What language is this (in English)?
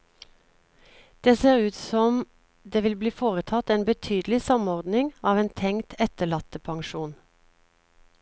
Norwegian